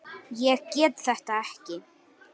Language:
Icelandic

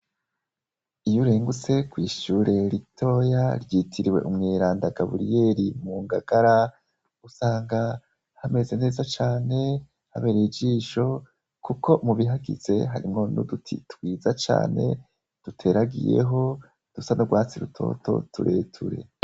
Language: Rundi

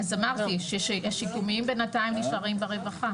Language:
Hebrew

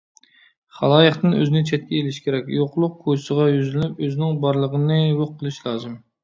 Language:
Uyghur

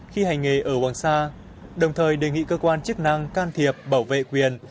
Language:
Vietnamese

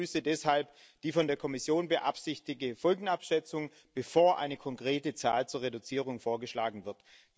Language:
German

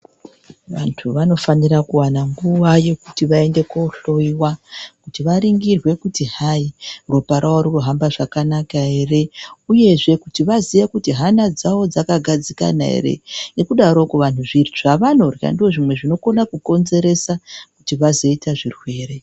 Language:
Ndau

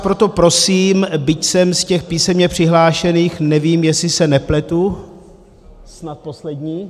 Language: Czech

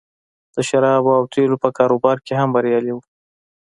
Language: Pashto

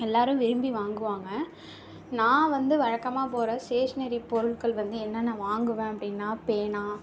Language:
Tamil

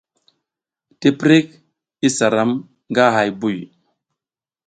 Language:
South Giziga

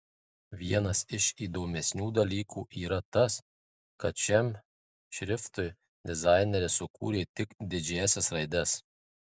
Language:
Lithuanian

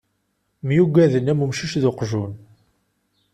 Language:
Kabyle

